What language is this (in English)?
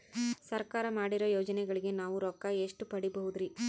Kannada